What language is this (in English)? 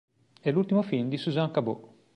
Italian